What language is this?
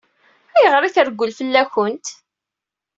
Kabyle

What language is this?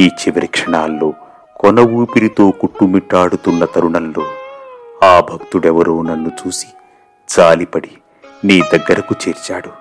Telugu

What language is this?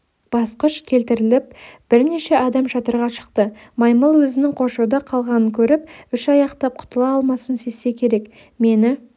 Kazakh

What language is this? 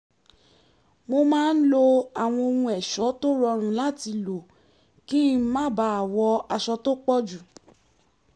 Yoruba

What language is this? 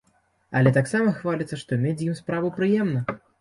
Belarusian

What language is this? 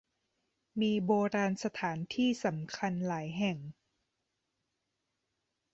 Thai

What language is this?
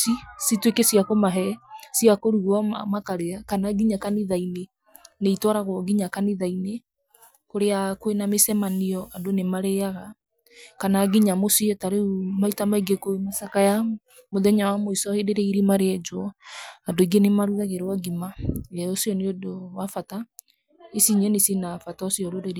Kikuyu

